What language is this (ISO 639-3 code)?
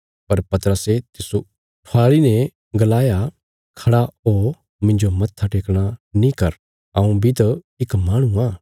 kfs